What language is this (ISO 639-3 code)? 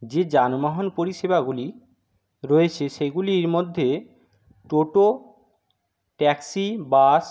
ben